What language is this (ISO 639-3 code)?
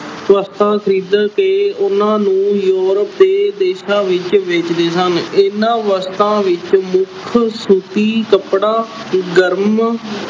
pan